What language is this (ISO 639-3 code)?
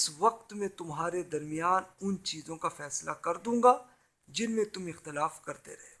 urd